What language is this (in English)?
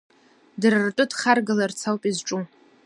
Abkhazian